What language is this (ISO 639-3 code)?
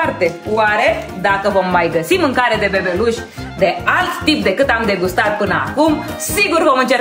ron